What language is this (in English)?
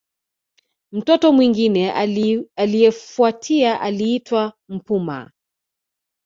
Swahili